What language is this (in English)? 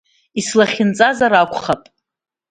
Abkhazian